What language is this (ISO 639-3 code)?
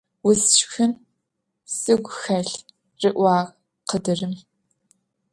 ady